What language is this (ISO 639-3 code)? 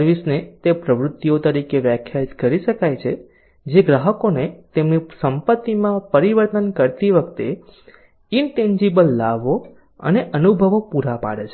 guj